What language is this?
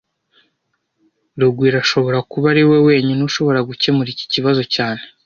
Kinyarwanda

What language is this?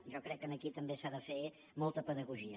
Catalan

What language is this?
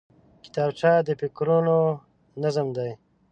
Pashto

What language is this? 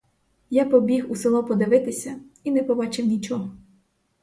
Ukrainian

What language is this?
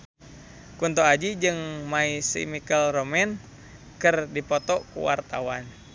Sundanese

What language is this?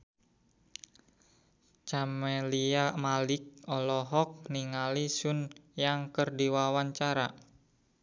Sundanese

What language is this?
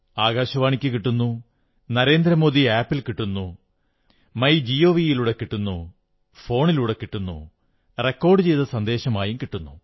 Malayalam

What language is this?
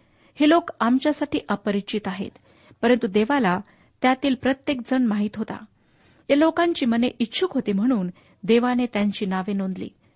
Marathi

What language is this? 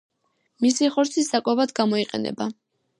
Georgian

